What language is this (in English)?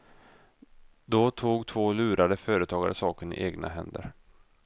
Swedish